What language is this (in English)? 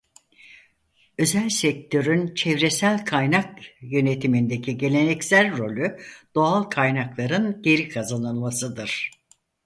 Turkish